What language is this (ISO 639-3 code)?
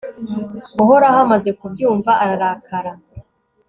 kin